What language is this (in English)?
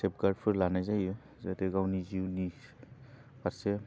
Bodo